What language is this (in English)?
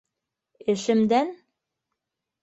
Bashkir